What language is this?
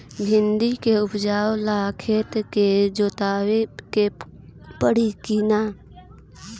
Bhojpuri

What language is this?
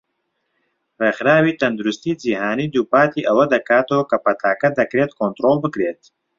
Central Kurdish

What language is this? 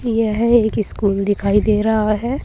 Hindi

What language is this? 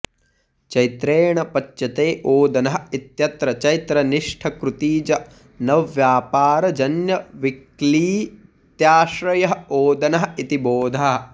Sanskrit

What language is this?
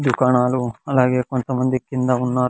Telugu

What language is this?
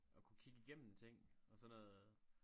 Danish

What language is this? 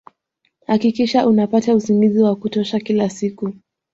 Swahili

